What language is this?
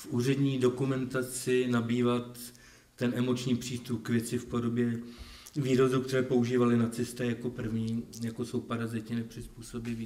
Czech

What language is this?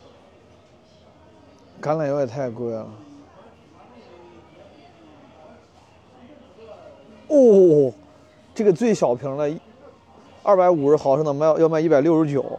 Chinese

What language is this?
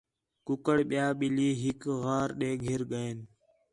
Khetrani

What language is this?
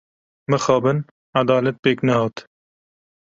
Kurdish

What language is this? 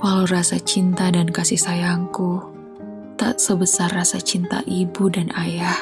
Indonesian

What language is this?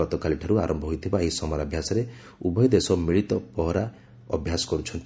Odia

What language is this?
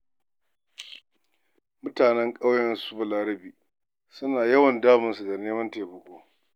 Hausa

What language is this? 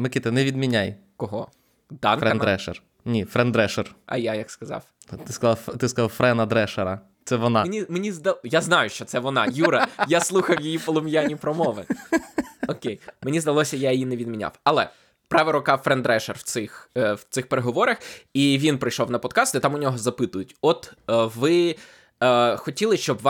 Ukrainian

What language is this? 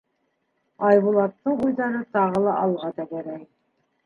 Bashkir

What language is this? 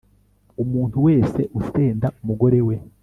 Kinyarwanda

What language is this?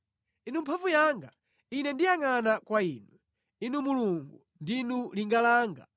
Nyanja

